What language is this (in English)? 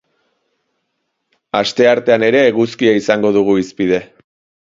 Basque